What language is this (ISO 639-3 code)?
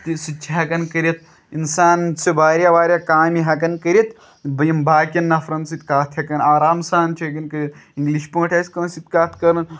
kas